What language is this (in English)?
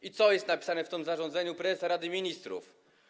Polish